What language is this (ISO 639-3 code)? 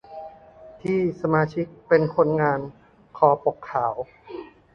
tha